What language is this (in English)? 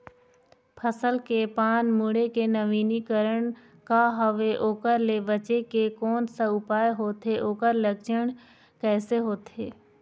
Chhattisgarhi